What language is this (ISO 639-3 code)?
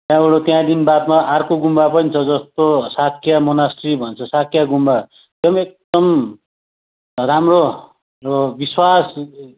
nep